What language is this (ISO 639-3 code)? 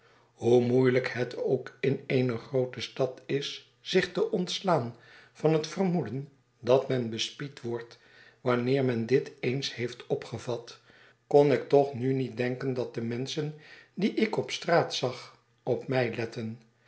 nld